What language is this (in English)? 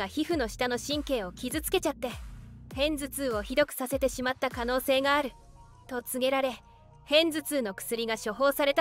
Japanese